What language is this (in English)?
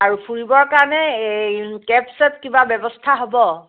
Assamese